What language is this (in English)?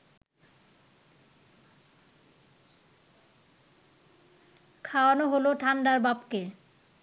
Bangla